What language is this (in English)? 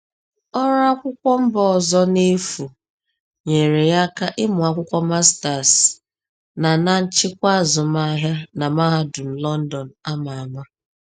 Igbo